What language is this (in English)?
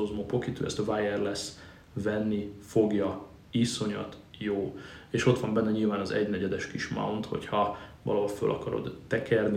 Hungarian